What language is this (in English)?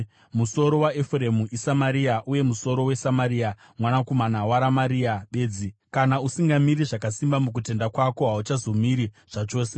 Shona